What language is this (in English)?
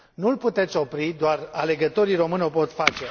Romanian